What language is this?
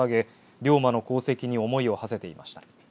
Japanese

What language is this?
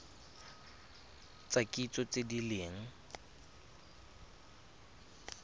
Tswana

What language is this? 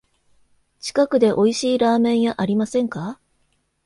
Japanese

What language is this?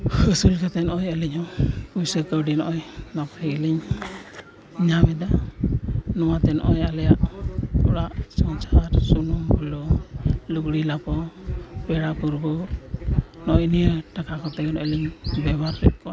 Santali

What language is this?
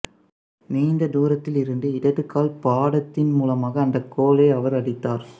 Tamil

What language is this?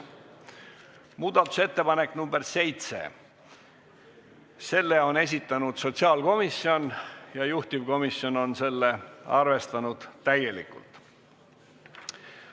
Estonian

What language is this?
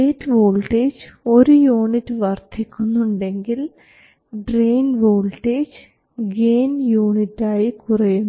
Malayalam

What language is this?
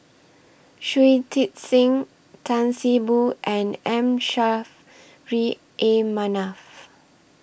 English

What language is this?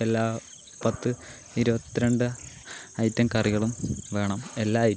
Malayalam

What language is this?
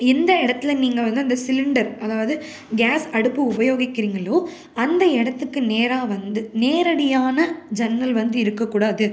Tamil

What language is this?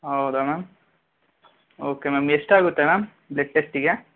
Kannada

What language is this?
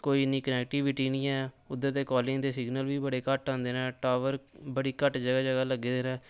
Dogri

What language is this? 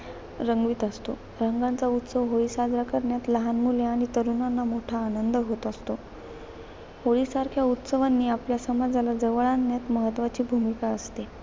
Marathi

